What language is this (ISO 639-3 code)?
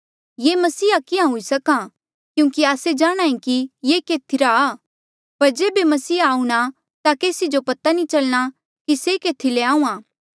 mjl